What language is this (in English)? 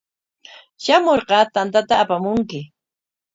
Corongo Ancash Quechua